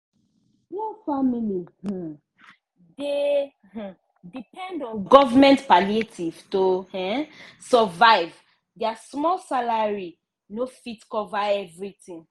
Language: Nigerian Pidgin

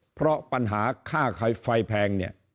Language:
Thai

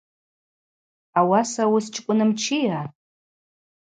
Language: Abaza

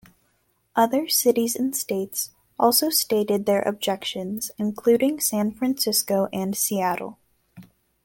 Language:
English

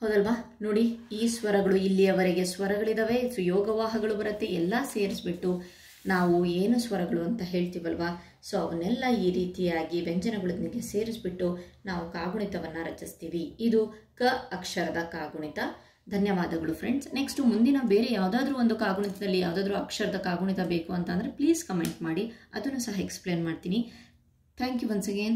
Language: Kannada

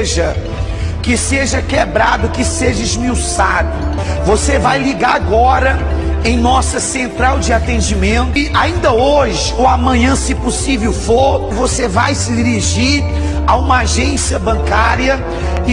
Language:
Portuguese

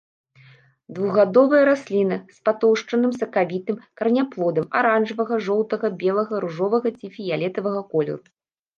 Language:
Belarusian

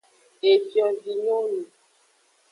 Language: Aja (Benin)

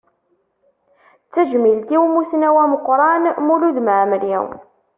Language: Kabyle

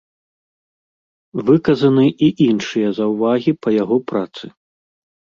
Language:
Belarusian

